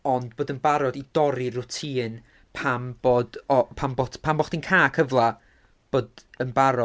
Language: Welsh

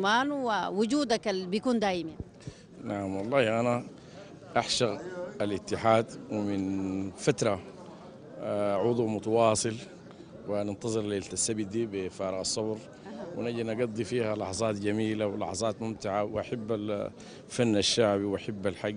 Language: Arabic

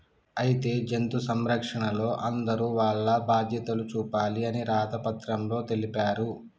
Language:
Telugu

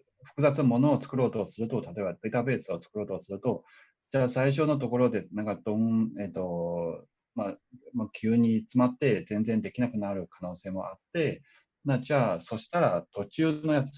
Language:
Japanese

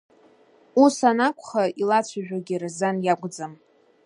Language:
Abkhazian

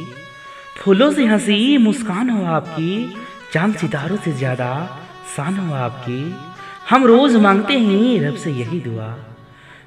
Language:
Hindi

